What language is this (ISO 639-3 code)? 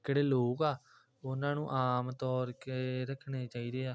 pan